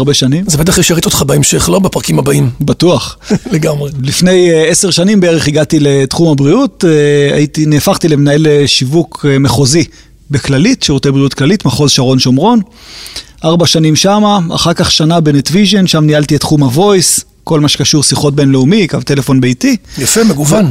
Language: Hebrew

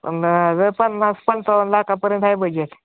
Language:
Marathi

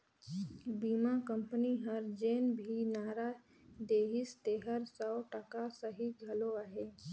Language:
Chhattisgarhi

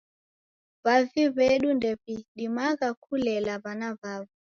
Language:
Taita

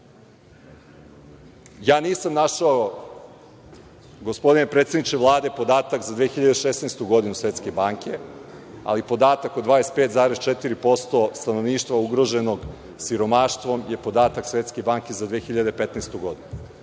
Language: Serbian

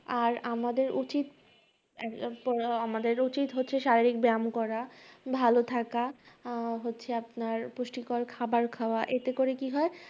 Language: Bangla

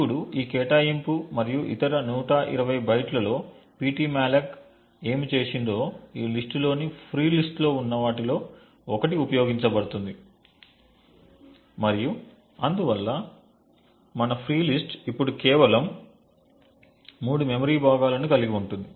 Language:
Telugu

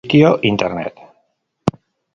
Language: Spanish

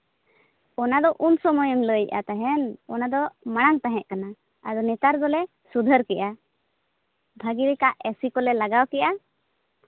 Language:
Santali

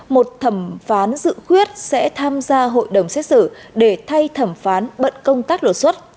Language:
Vietnamese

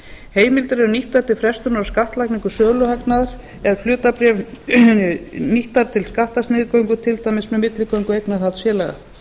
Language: Icelandic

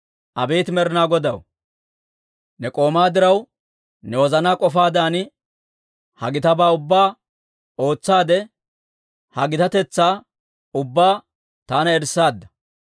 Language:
Dawro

